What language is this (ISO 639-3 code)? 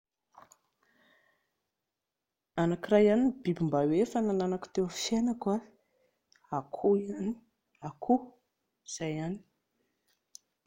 mlg